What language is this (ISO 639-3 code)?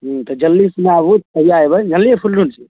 mai